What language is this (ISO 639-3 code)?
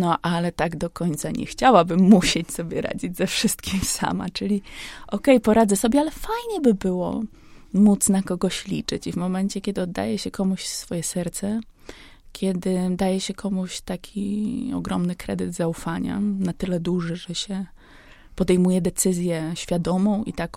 pol